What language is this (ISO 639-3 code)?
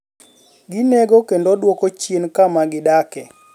luo